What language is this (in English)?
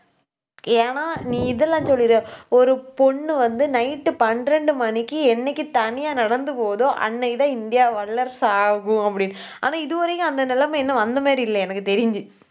Tamil